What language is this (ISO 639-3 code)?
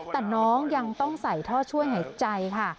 tha